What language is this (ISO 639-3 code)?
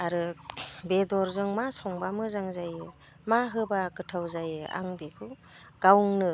brx